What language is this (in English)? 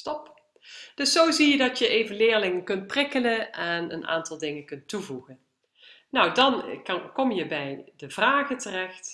Dutch